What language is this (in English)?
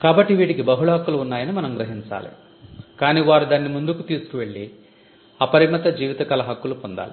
Telugu